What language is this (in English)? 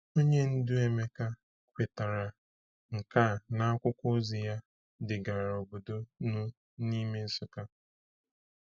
Igbo